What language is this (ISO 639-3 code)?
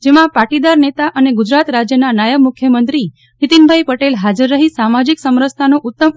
guj